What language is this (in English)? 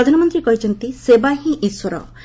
Odia